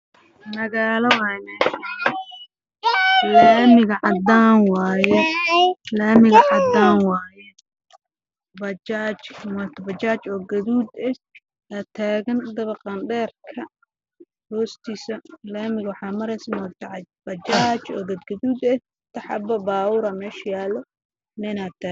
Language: Somali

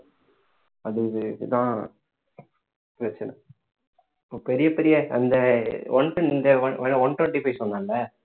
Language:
Tamil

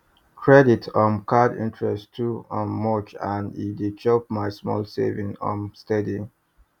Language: Nigerian Pidgin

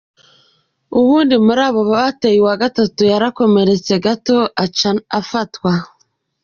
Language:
Kinyarwanda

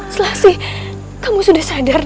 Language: Indonesian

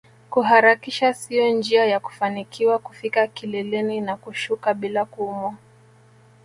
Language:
Swahili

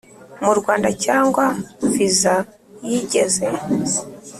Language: Kinyarwanda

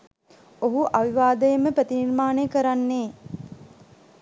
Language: Sinhala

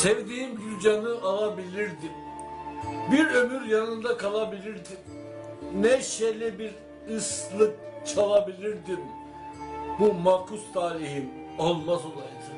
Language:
Turkish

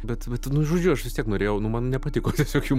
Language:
Lithuanian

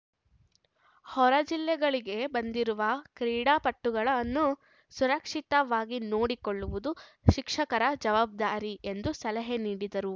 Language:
Kannada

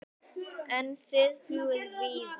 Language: Icelandic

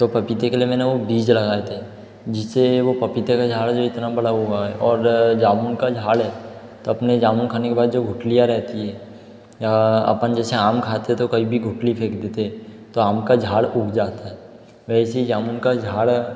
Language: Hindi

